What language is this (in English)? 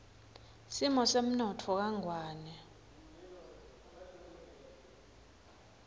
Swati